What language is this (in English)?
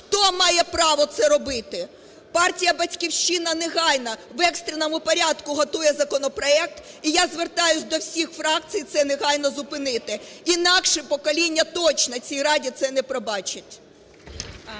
Ukrainian